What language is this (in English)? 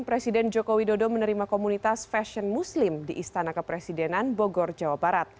Indonesian